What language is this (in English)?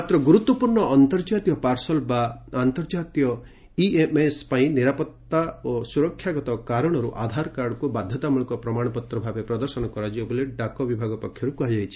Odia